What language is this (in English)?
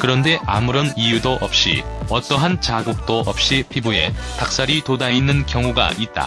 Korean